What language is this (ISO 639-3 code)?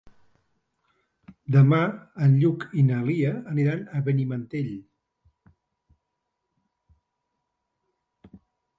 cat